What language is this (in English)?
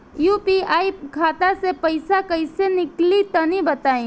Bhojpuri